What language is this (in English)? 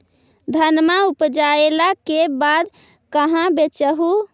Magahi